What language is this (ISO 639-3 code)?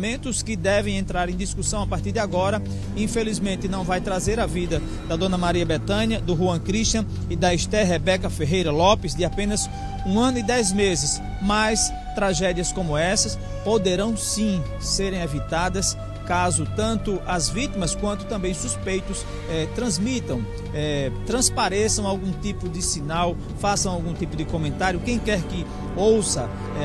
por